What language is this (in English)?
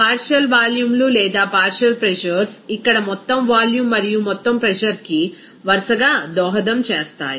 Telugu